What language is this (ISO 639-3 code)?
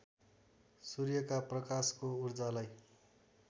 nep